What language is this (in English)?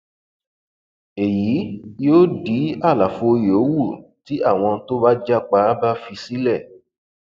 Yoruba